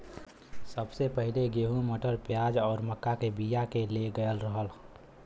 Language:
Bhojpuri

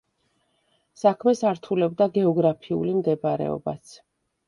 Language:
Georgian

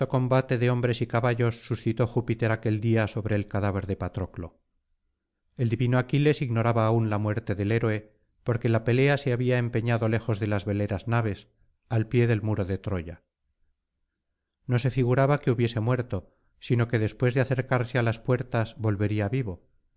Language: Spanish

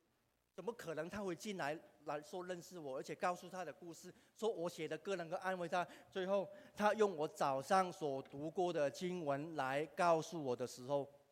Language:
Chinese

